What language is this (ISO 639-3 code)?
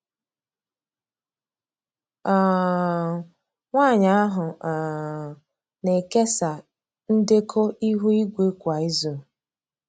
ibo